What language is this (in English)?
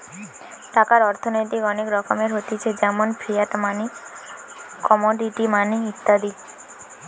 Bangla